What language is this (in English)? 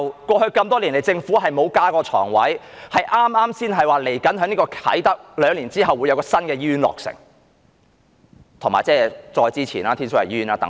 Cantonese